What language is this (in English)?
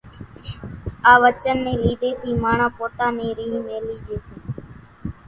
Kachi Koli